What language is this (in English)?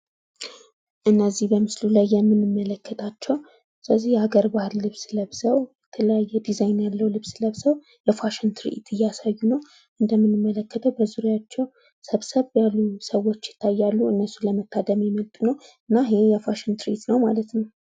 Amharic